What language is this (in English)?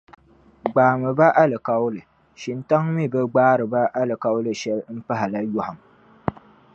Dagbani